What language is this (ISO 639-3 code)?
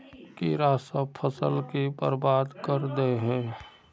mag